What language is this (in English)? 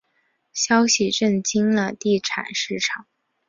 Chinese